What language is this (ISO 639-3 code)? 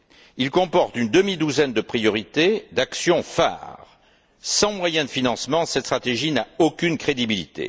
fra